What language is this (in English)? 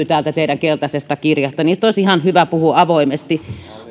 Finnish